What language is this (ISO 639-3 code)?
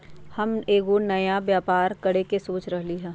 mag